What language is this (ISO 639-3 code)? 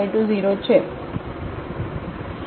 guj